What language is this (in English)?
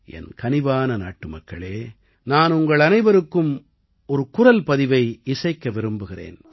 Tamil